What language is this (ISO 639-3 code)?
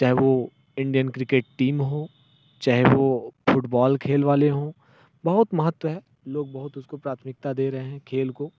hin